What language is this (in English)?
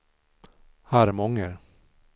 Swedish